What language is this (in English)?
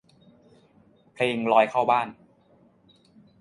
Thai